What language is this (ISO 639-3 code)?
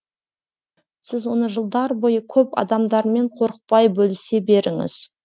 kaz